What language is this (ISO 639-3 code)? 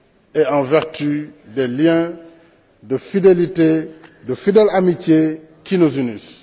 fra